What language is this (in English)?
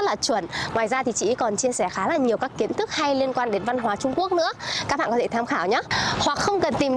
Vietnamese